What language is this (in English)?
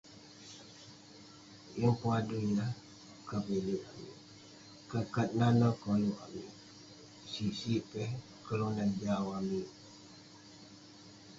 Western Penan